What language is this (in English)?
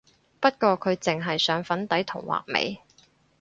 Cantonese